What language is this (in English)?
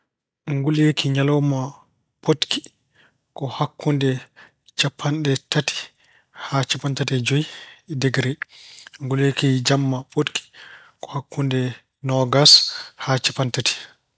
Fula